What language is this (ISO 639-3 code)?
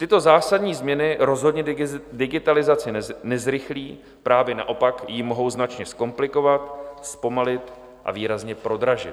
ces